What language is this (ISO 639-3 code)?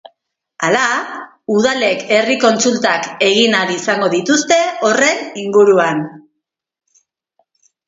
eus